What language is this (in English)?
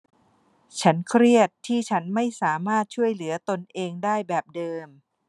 Thai